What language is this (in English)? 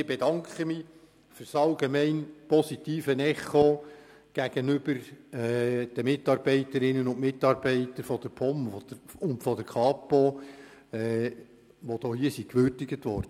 Swiss German